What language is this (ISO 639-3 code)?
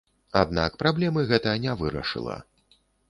bel